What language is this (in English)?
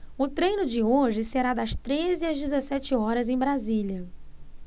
Portuguese